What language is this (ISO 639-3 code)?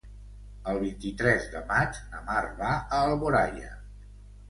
cat